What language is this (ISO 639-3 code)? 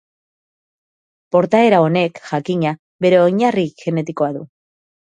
eus